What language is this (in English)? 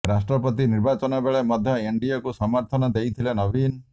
Odia